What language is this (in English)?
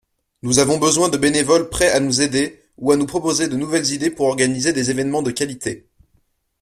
French